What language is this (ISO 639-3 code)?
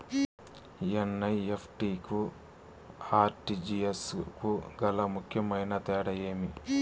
tel